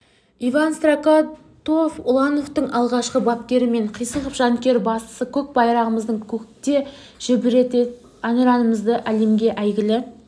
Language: Kazakh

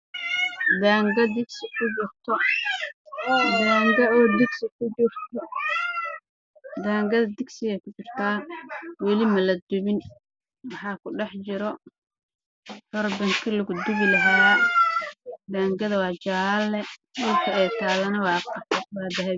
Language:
Somali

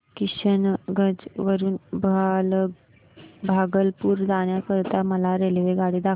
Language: Marathi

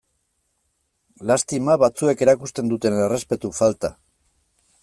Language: Basque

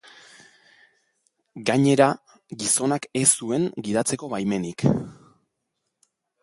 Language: Basque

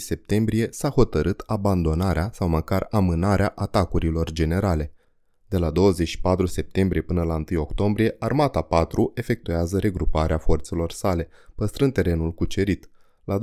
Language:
Romanian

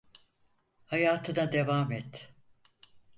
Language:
Turkish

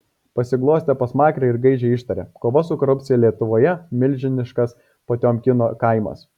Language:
Lithuanian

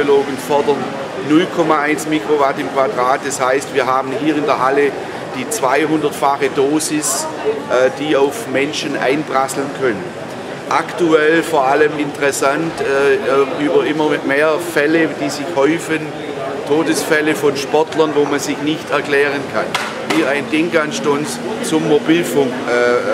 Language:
German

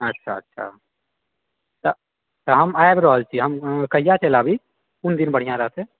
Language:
Maithili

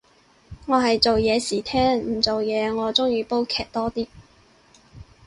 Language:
Cantonese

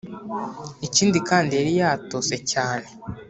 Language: Kinyarwanda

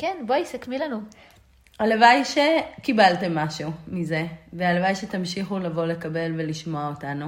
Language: Hebrew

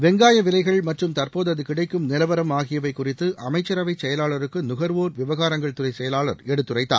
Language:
Tamil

